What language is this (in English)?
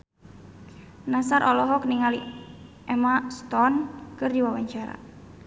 Sundanese